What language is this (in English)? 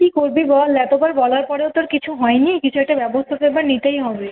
Bangla